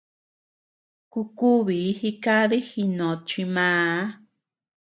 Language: Tepeuxila Cuicatec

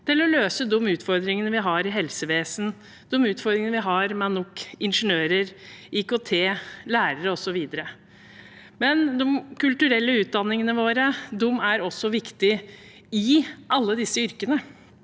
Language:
Norwegian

